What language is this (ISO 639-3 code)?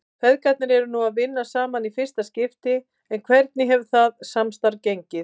isl